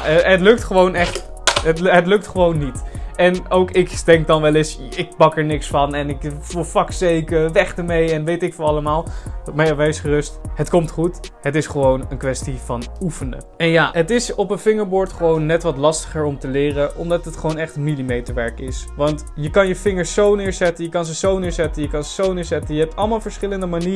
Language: Dutch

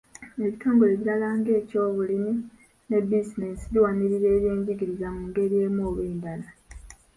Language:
Ganda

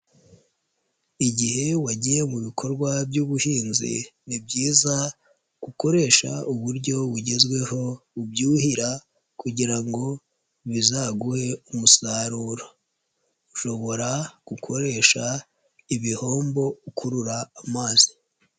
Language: Kinyarwanda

